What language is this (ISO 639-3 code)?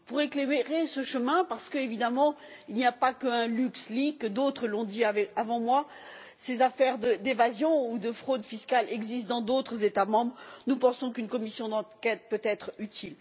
fra